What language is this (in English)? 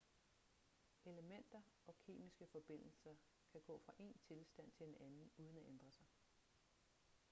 Danish